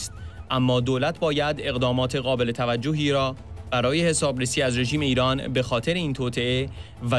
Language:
Persian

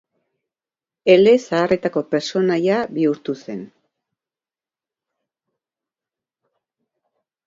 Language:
Basque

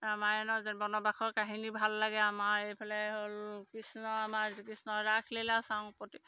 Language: Assamese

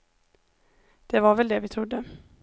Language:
Swedish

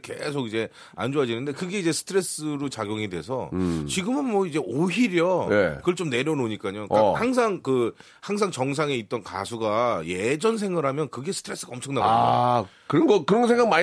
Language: Korean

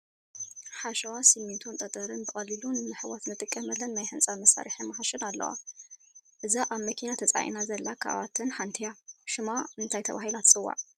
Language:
Tigrinya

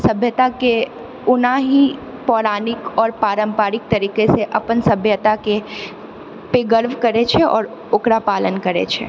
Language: Maithili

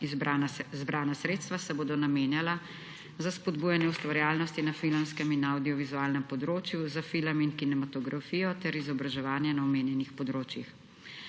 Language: Slovenian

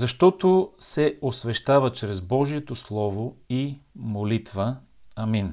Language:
Bulgarian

